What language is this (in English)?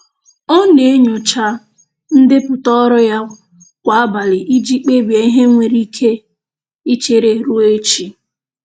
Igbo